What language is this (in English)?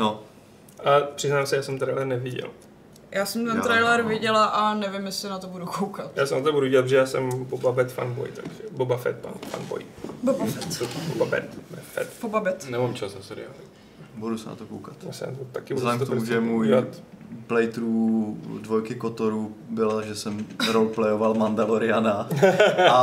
Czech